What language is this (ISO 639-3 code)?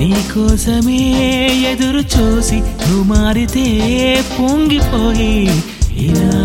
tel